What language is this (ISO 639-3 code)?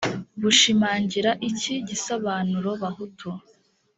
kin